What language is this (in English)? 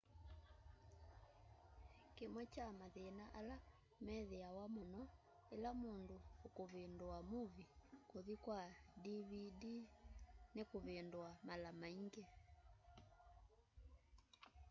Kamba